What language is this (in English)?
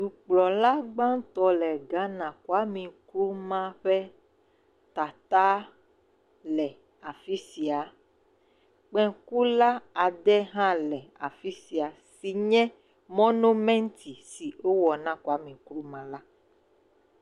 Ewe